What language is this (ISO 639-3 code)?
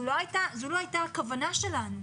heb